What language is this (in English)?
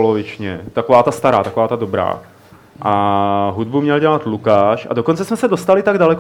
Czech